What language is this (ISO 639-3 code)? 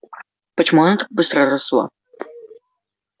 rus